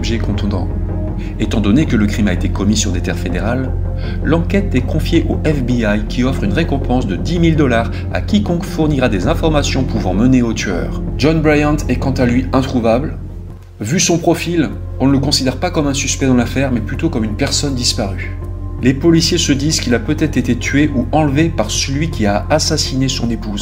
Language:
French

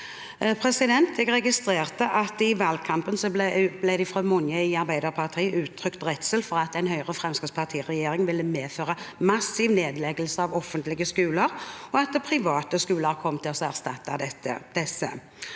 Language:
Norwegian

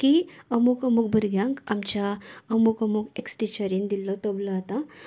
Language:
Konkani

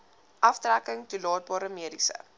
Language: Afrikaans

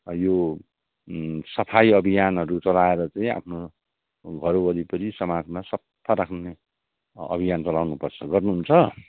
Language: Nepali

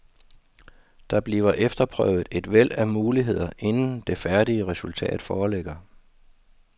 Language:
Danish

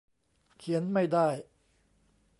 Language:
Thai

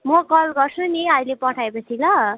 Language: Nepali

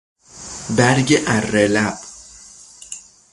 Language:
Persian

